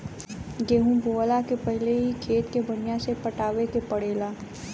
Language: Bhojpuri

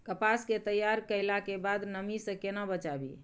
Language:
Maithili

